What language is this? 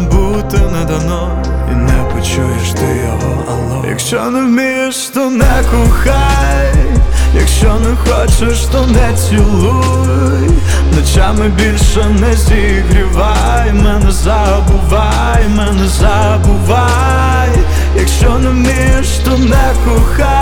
Ukrainian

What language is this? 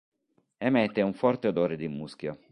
Italian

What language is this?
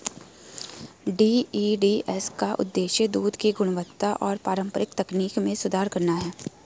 Hindi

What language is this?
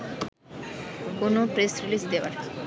Bangla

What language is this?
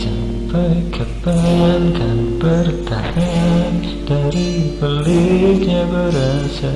Indonesian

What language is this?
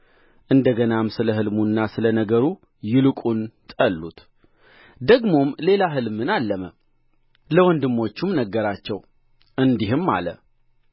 Amharic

